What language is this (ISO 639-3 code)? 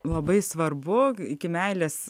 lit